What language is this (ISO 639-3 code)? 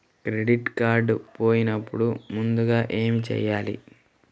tel